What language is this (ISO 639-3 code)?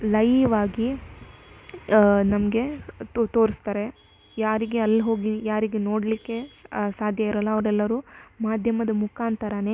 kan